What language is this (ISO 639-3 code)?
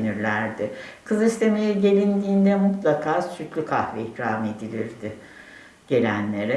tur